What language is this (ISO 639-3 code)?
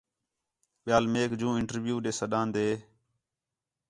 xhe